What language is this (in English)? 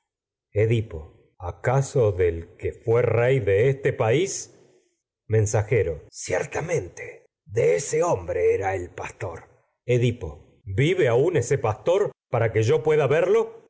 Spanish